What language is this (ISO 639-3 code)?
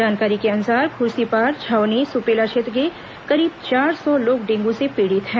hin